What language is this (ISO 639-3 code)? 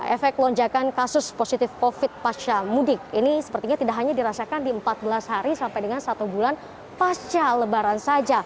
ind